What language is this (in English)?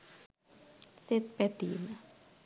Sinhala